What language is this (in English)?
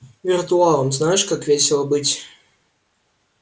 Russian